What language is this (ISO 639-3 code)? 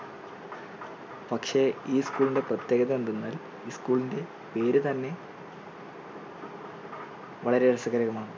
mal